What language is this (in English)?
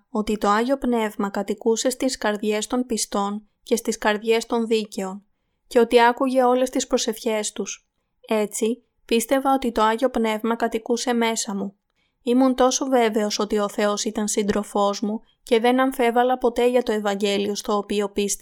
Greek